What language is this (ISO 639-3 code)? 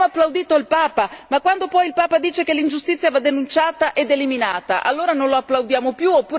ita